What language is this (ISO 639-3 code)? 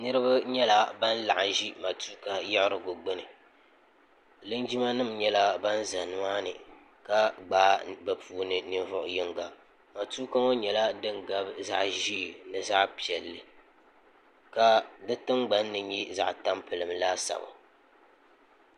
dag